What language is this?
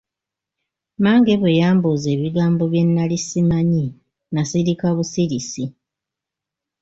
Ganda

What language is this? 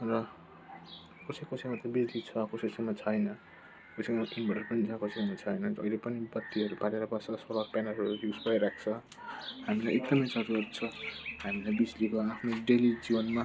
Nepali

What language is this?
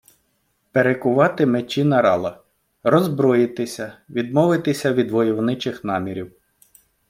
Ukrainian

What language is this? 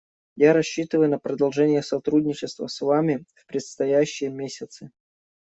Russian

